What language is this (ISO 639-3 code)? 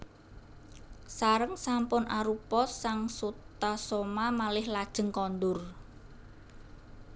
jav